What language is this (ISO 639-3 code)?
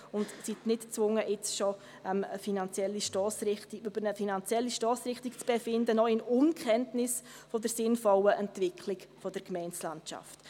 gsw